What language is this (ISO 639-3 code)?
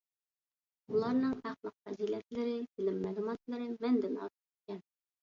uig